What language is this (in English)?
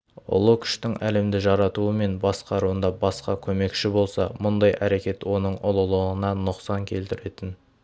Kazakh